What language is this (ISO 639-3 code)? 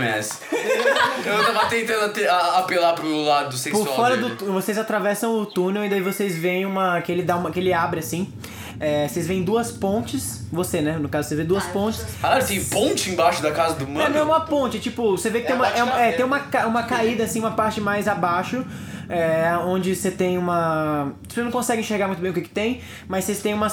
por